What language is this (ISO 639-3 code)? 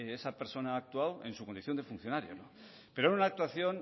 spa